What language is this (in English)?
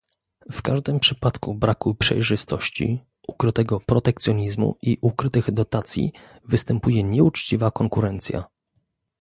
Polish